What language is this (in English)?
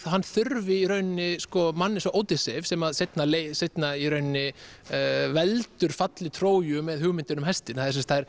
Icelandic